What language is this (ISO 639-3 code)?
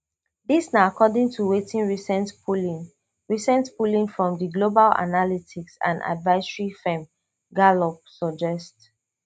pcm